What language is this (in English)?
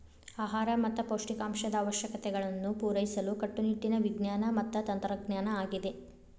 Kannada